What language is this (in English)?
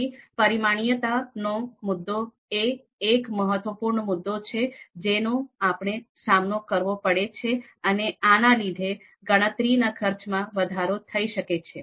Gujarati